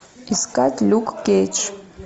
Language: Russian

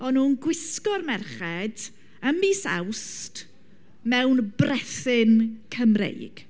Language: Welsh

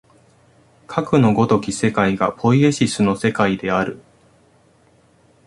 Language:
Japanese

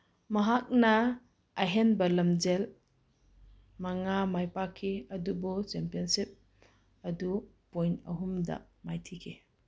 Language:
Manipuri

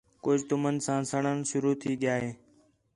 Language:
Khetrani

